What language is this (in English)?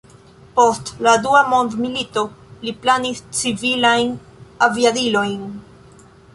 Esperanto